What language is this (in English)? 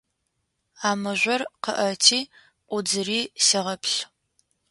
Adyghe